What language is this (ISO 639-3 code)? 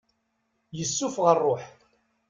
kab